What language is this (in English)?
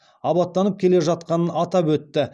Kazakh